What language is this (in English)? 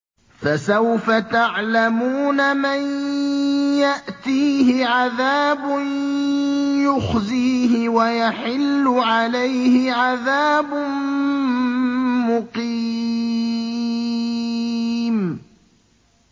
Arabic